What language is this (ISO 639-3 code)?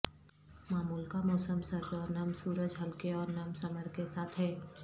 urd